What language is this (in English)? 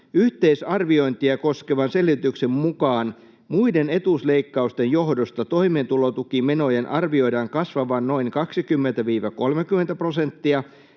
Finnish